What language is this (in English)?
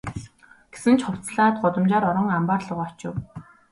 Mongolian